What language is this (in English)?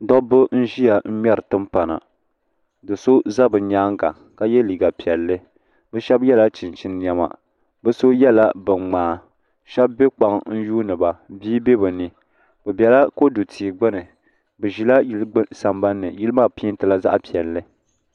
Dagbani